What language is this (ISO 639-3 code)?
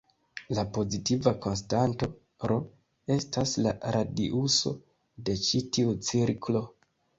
epo